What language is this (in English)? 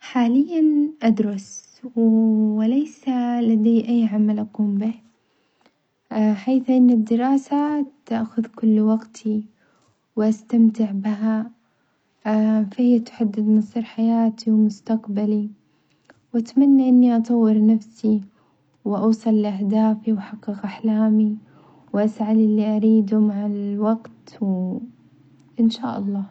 Omani Arabic